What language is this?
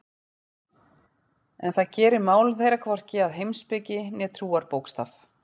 Icelandic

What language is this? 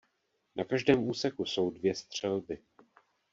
Czech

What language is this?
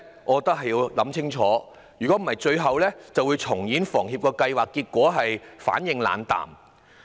Cantonese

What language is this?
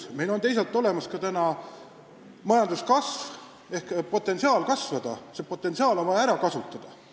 Estonian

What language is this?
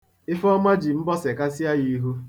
Igbo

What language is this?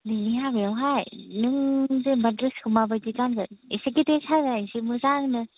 Bodo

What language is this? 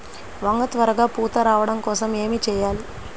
Telugu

